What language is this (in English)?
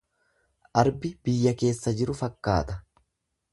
Oromo